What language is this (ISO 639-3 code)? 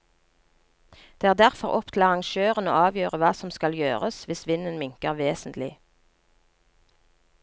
nor